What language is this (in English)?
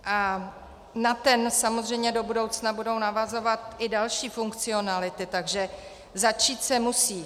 Czech